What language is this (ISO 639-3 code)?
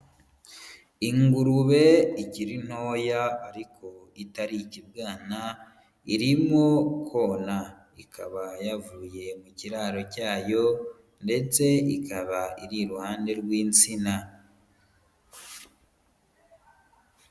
kin